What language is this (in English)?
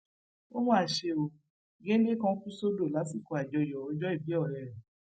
Yoruba